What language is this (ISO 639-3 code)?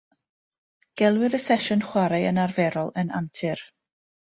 cym